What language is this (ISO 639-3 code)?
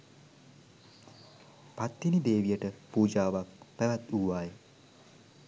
sin